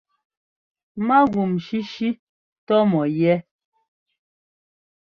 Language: Ngomba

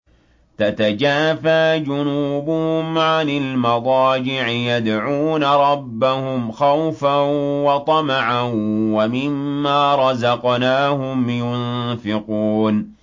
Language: Arabic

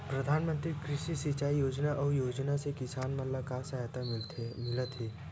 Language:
Chhattisgarhi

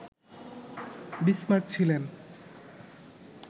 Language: Bangla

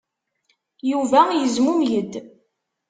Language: Kabyle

